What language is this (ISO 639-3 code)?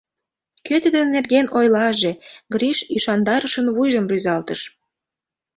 chm